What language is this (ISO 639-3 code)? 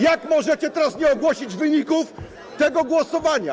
pol